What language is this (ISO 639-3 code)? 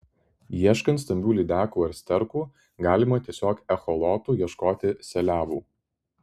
lit